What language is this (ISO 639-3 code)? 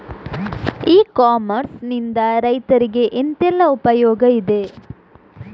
kan